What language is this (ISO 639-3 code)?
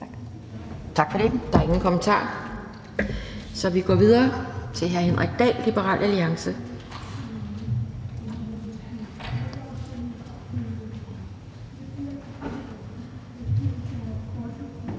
dan